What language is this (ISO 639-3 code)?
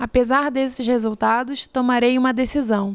por